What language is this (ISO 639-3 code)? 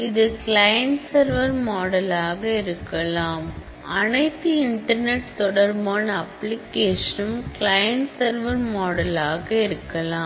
tam